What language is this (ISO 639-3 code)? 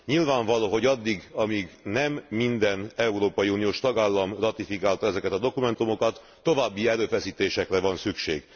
hun